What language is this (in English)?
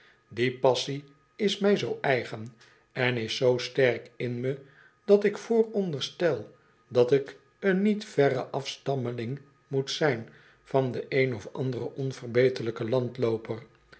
Dutch